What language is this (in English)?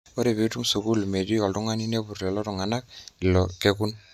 Masai